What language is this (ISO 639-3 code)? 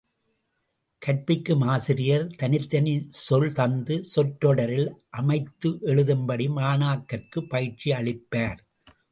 tam